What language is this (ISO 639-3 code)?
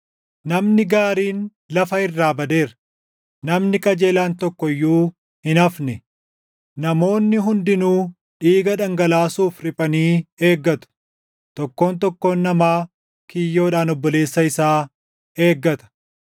orm